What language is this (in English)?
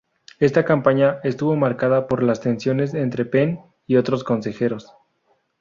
Spanish